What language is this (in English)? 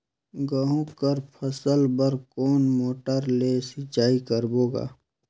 Chhattisgarhi